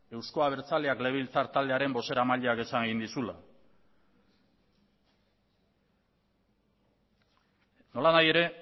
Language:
Basque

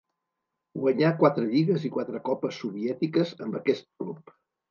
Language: Catalan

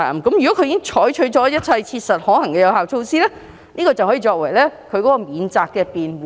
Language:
Cantonese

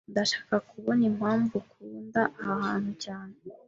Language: Kinyarwanda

